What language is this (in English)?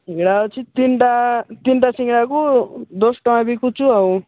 Odia